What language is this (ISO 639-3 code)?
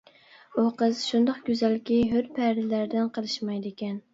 uig